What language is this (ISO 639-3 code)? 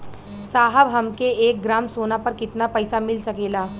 bho